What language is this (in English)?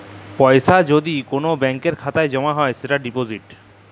Bangla